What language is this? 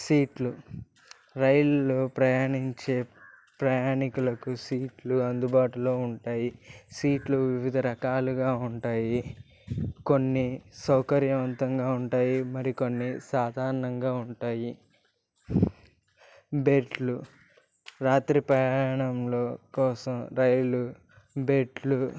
Telugu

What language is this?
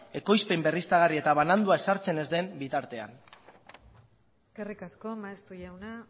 Basque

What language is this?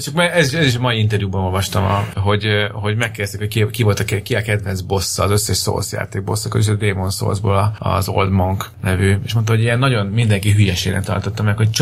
Hungarian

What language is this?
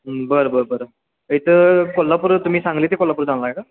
Marathi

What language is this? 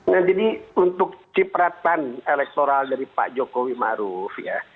Indonesian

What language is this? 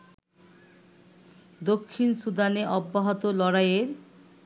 Bangla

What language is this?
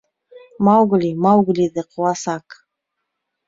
Bashkir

